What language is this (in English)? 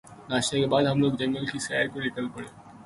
Urdu